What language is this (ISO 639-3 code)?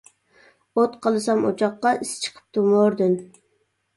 uig